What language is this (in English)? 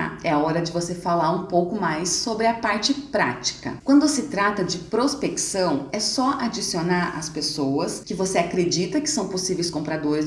Portuguese